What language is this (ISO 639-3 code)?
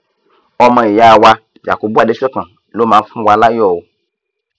yor